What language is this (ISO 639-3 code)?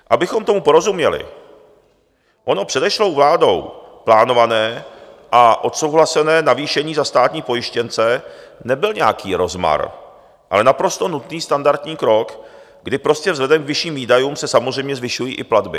ces